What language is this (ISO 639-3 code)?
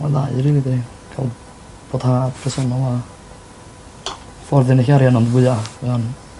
cym